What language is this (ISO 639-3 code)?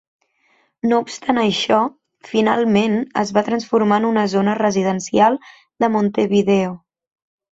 cat